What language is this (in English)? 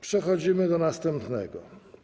Polish